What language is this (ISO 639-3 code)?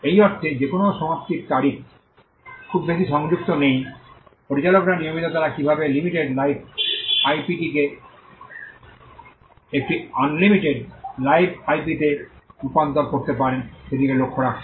ben